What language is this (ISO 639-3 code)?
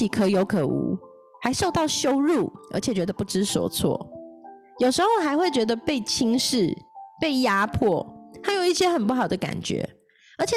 zho